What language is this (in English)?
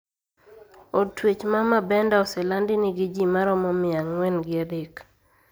Luo (Kenya and Tanzania)